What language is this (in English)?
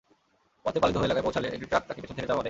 Bangla